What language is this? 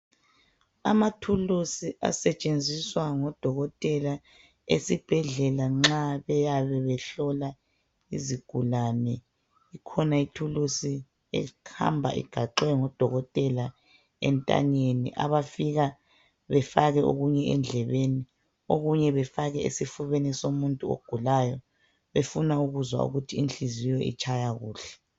North Ndebele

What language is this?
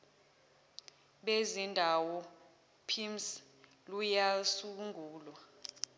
Zulu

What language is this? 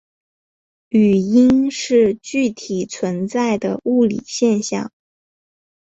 Chinese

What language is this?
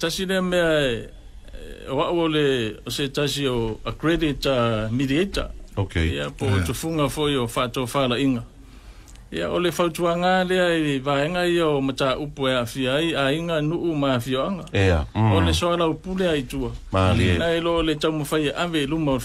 Dutch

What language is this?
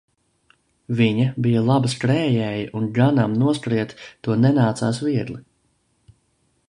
Latvian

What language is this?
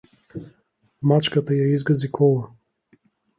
Macedonian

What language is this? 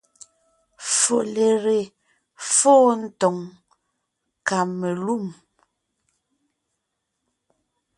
Ngiemboon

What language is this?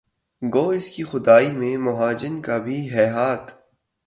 Urdu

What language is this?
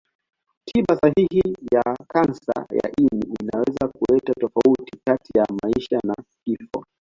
Swahili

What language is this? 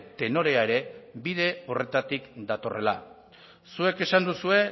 Basque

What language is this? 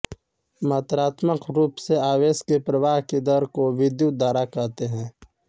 Hindi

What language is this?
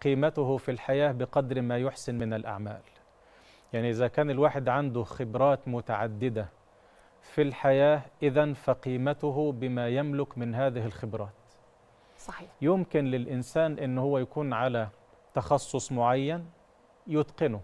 Arabic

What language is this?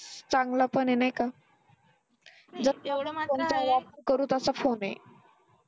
Marathi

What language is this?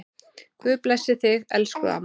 Icelandic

